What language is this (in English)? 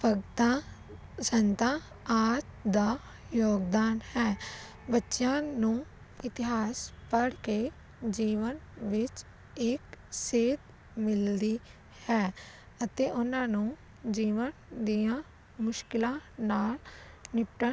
Punjabi